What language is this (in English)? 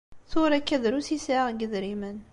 Kabyle